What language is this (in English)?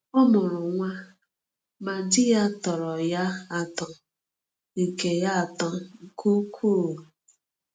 Igbo